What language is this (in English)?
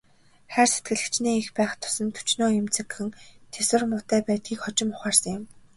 Mongolian